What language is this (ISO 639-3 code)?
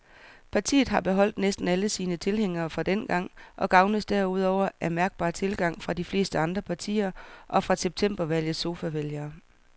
dan